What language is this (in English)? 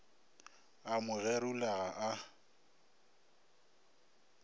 Northern Sotho